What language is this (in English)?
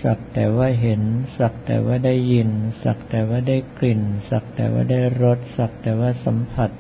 Thai